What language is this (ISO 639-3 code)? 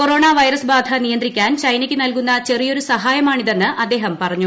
mal